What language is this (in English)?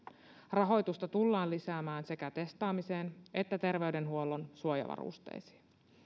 Finnish